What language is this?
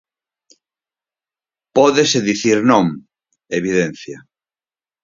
Galician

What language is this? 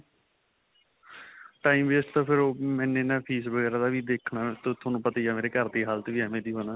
Punjabi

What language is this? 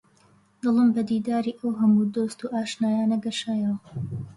Central Kurdish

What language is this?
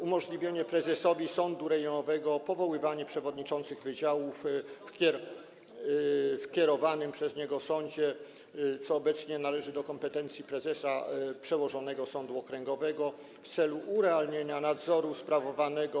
Polish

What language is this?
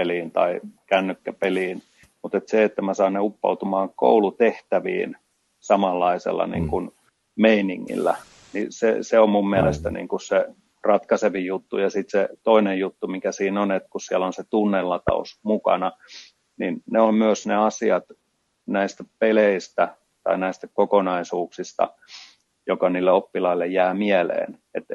Finnish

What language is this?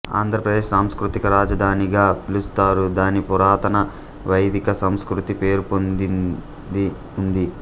Telugu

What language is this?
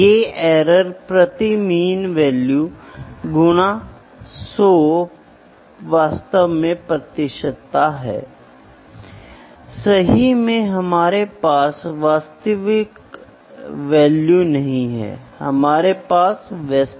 Hindi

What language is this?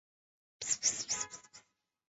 Chinese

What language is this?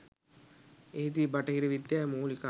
Sinhala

